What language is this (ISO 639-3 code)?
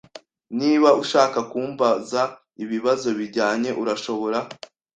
kin